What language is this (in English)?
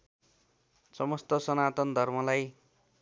Nepali